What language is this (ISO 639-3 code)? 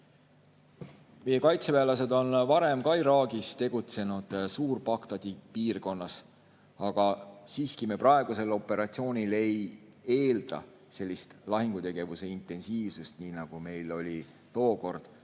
est